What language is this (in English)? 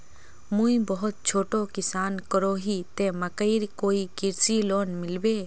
Magahi